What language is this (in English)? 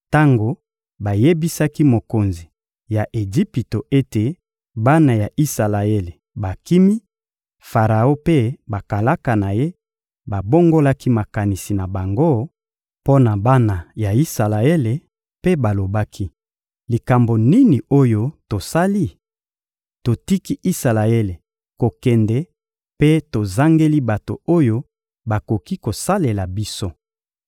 Lingala